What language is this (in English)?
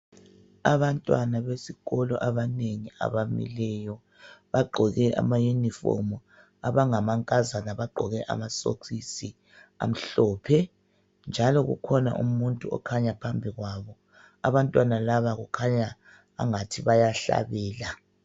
North Ndebele